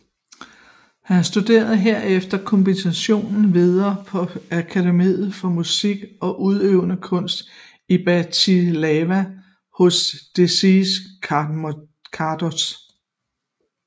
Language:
Danish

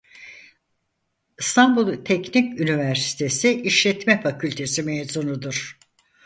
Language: Turkish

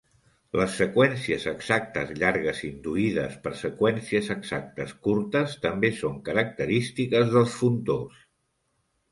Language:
Catalan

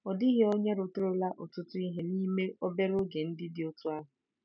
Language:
Igbo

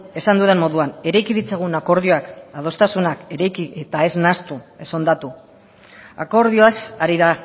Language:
Basque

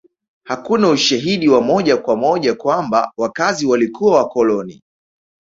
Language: Swahili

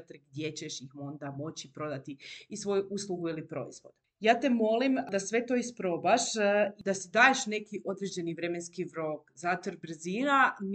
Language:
Croatian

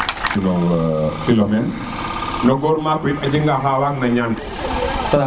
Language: Serer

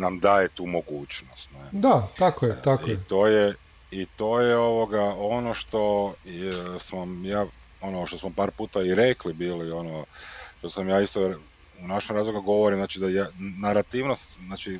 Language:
Croatian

